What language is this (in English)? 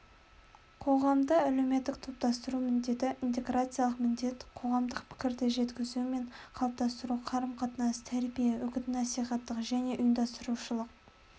Kazakh